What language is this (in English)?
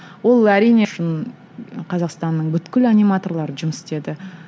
Kazakh